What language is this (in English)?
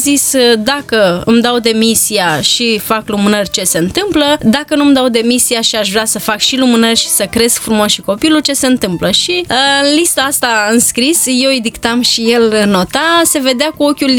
Romanian